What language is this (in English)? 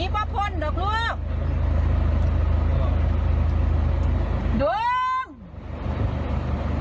Thai